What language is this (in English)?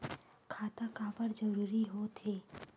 Chhattisgarhi